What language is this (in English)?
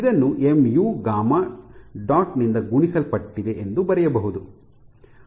Kannada